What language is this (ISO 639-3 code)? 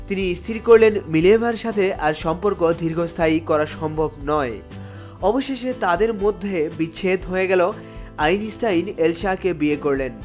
ben